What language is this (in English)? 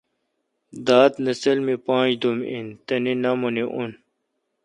Kalkoti